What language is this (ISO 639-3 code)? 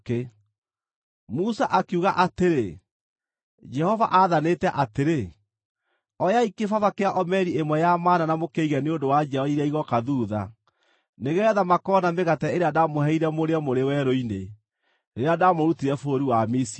kik